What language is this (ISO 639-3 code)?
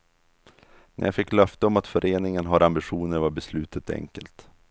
swe